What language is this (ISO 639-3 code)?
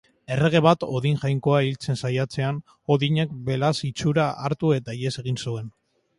eus